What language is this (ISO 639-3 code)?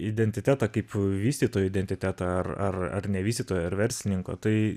lit